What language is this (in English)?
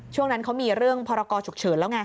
Thai